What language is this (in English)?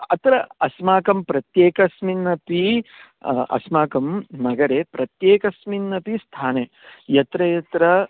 Sanskrit